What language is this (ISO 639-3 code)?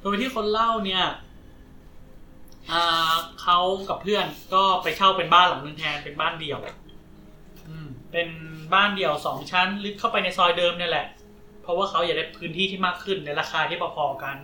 tha